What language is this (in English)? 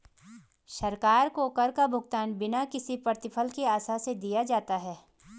Hindi